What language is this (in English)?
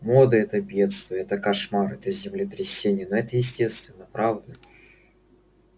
Russian